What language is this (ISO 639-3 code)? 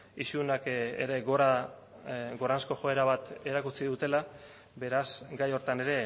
eus